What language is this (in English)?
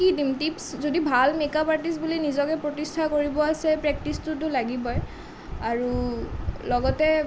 Assamese